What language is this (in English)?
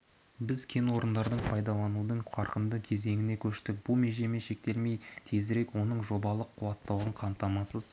Kazakh